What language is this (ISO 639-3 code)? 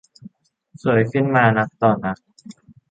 tha